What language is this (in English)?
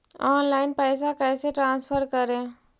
Magahi